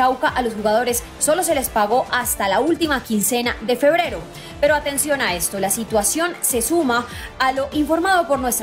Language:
Spanish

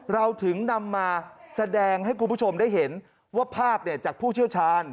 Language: Thai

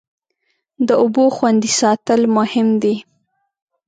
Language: Pashto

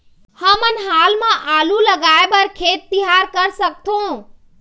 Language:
Chhattisgarhi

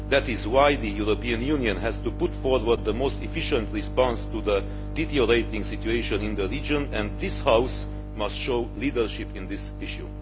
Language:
English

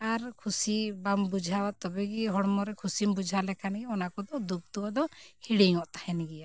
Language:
Santali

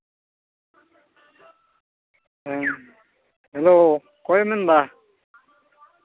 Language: Santali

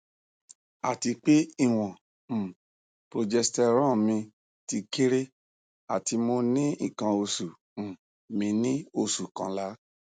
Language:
Yoruba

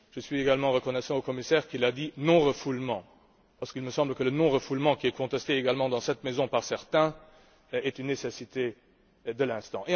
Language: French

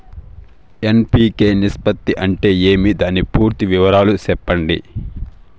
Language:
Telugu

